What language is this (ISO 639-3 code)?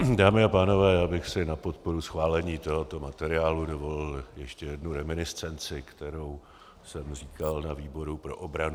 ces